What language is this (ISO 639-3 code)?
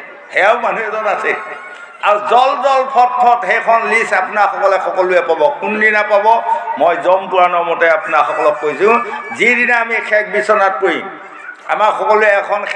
ben